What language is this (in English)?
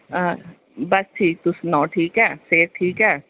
Dogri